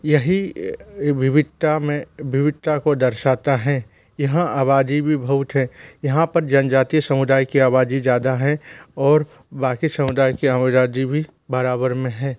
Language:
Hindi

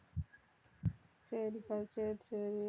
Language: Tamil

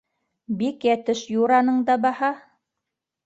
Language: Bashkir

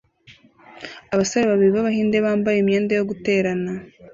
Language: Kinyarwanda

